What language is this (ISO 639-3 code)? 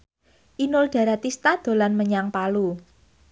jav